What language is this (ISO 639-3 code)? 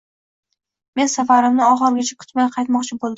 uzb